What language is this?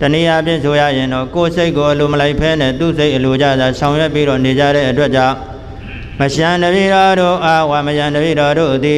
Indonesian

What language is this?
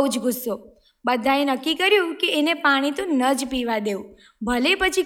Gujarati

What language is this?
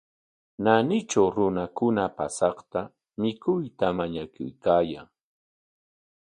Corongo Ancash Quechua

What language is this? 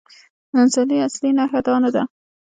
Pashto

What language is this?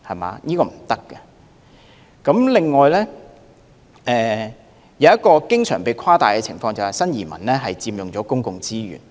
Cantonese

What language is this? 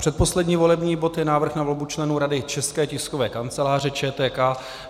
Czech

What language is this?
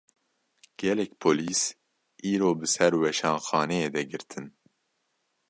Kurdish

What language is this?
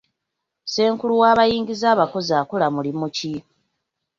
Ganda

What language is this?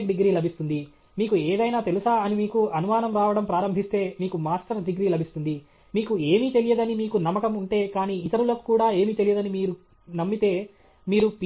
Telugu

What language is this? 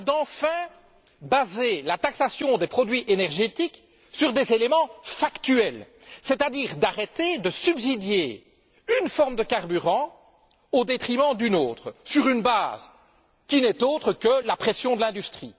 French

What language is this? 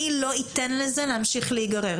Hebrew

